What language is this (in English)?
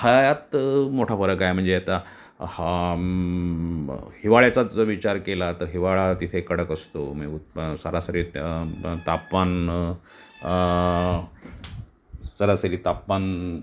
Marathi